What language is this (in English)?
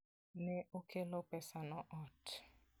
Luo (Kenya and Tanzania)